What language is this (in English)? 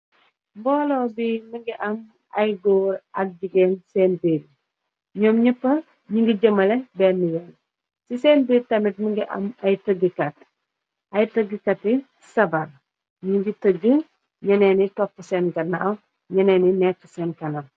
Wolof